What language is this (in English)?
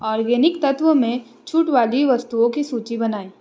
Hindi